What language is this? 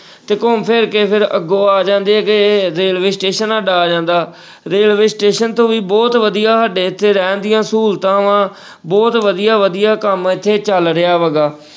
Punjabi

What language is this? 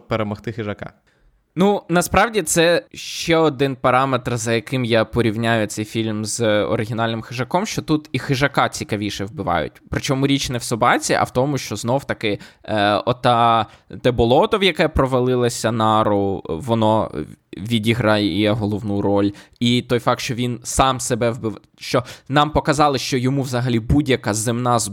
Ukrainian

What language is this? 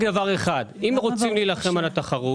Hebrew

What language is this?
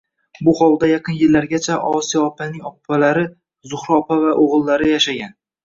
Uzbek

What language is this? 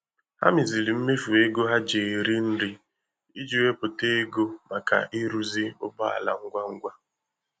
Igbo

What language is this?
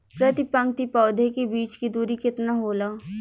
Bhojpuri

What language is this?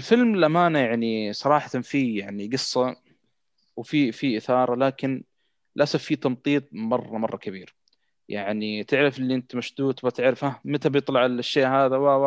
Arabic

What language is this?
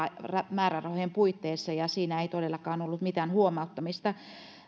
Finnish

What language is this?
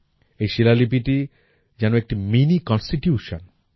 Bangla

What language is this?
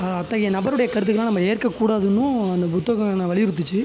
Tamil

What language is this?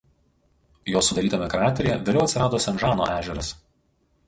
Lithuanian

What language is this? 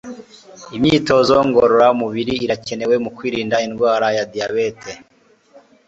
Kinyarwanda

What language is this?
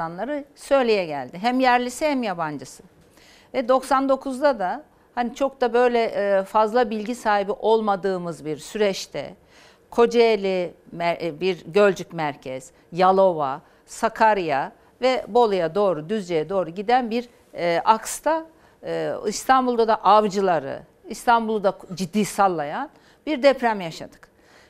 Turkish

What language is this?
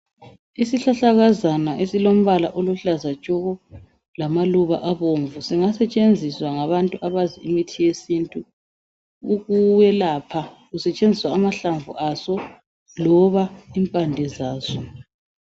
North Ndebele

